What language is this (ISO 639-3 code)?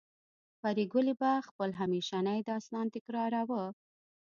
pus